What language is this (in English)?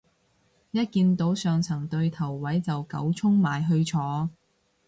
Cantonese